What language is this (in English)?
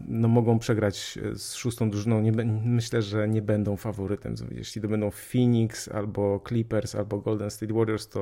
Polish